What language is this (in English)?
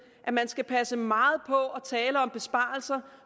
Danish